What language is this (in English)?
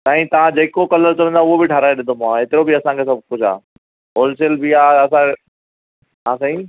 Sindhi